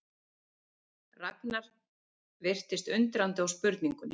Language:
Icelandic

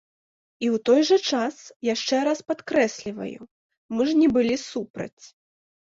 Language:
Belarusian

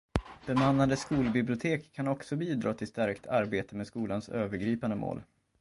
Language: Swedish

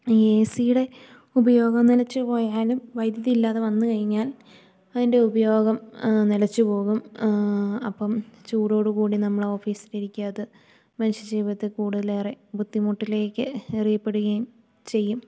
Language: Malayalam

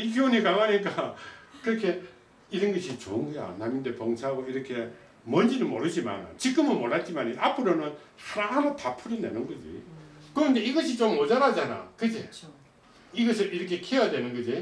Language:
Korean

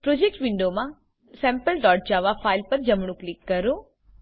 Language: Gujarati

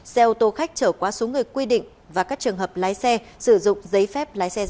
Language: Vietnamese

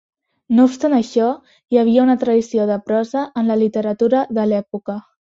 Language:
Catalan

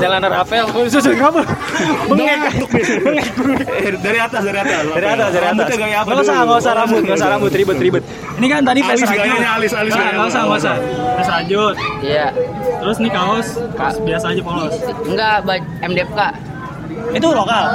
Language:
Indonesian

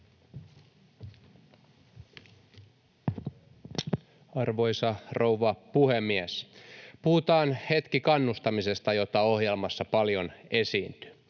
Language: Finnish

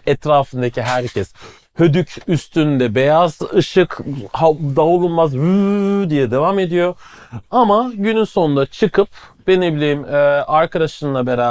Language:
Turkish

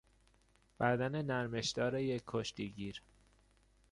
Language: Persian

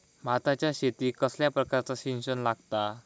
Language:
Marathi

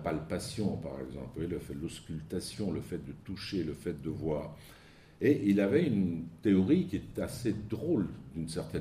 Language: French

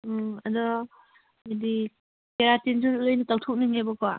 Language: Manipuri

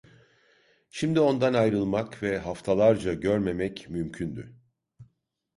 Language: Turkish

